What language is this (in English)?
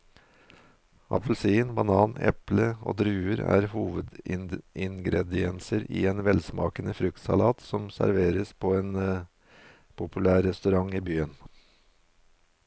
Norwegian